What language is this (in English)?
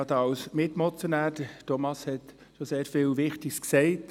Swiss German